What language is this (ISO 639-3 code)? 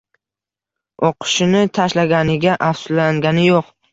uzb